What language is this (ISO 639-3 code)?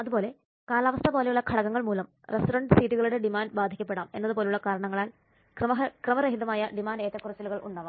mal